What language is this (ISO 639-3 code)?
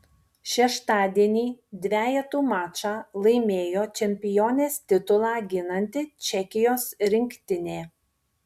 lit